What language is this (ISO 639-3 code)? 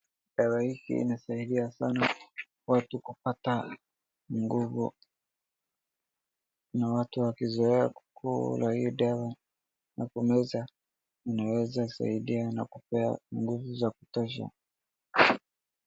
swa